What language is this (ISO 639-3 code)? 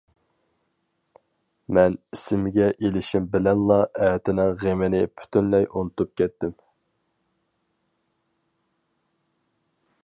uig